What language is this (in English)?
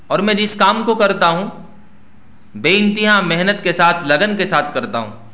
Urdu